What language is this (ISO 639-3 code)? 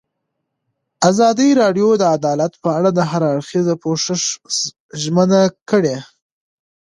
pus